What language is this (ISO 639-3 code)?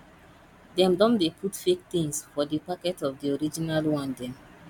pcm